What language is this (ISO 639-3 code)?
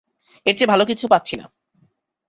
ben